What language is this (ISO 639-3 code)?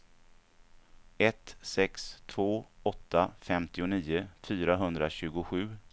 swe